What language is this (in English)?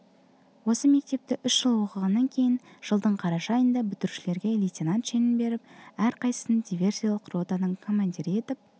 Kazakh